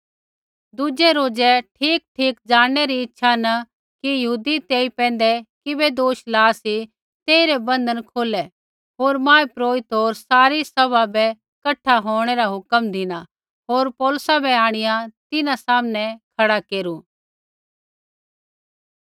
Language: Kullu Pahari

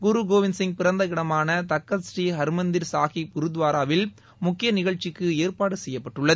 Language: Tamil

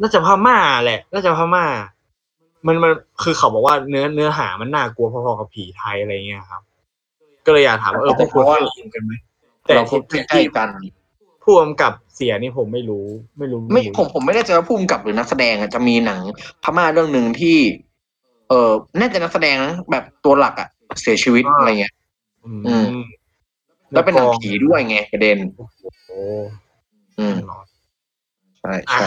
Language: Thai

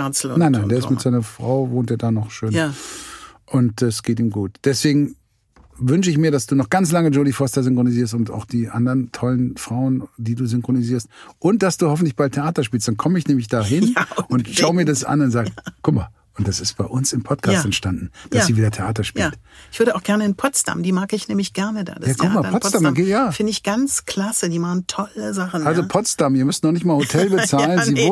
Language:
German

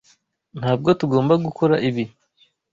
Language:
Kinyarwanda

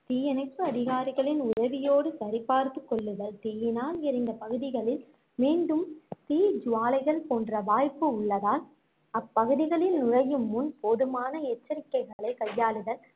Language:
Tamil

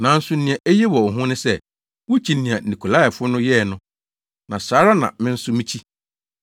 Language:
Akan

